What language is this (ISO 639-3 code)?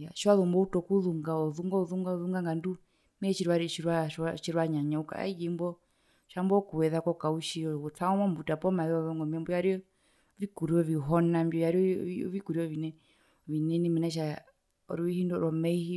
her